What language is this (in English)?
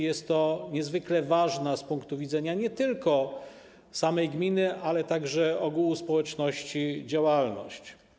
Polish